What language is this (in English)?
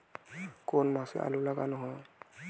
Bangla